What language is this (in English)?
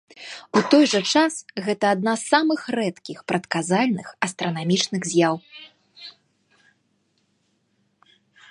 Belarusian